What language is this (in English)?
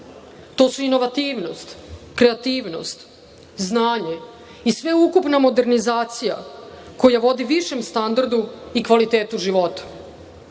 Serbian